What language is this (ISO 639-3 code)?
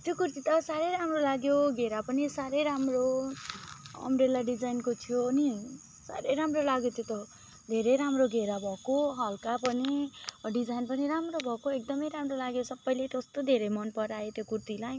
nep